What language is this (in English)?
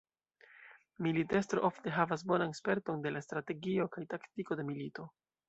Esperanto